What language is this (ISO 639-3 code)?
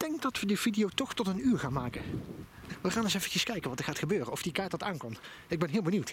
nld